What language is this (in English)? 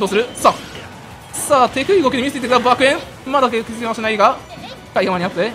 Japanese